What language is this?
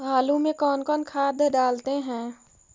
Magahi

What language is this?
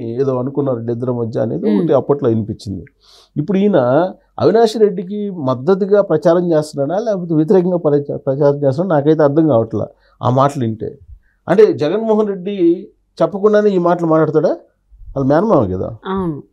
Telugu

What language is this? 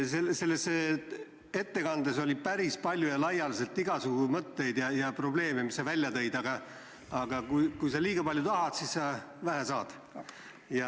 Estonian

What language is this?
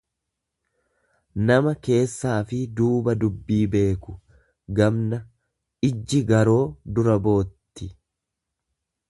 Oromo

